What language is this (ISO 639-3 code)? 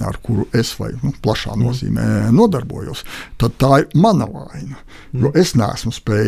lav